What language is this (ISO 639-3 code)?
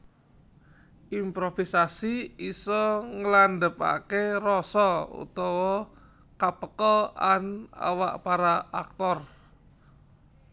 jav